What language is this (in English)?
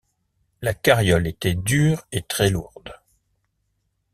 French